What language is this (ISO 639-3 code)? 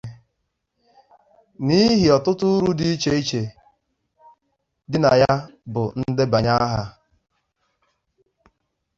ibo